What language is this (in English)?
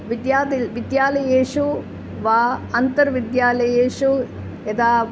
Sanskrit